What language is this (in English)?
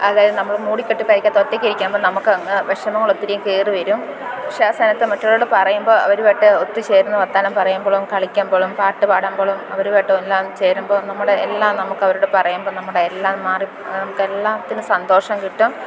Malayalam